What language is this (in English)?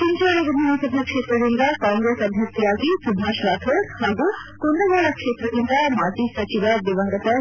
Kannada